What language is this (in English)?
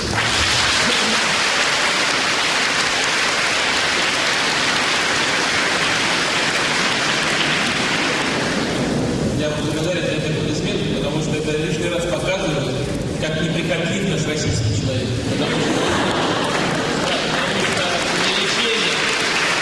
Russian